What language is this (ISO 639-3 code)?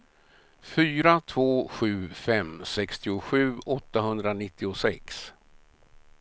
swe